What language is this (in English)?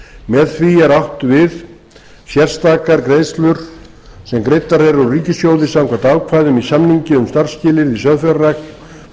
Icelandic